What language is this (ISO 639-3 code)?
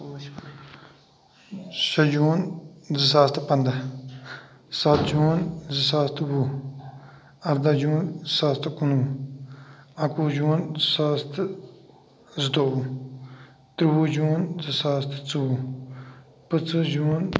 kas